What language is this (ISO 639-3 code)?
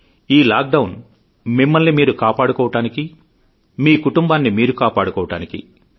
tel